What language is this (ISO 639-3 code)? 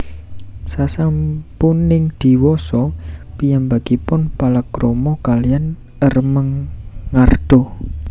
jav